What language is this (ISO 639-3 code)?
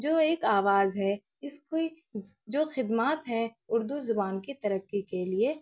urd